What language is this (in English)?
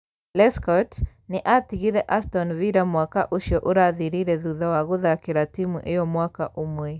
Kikuyu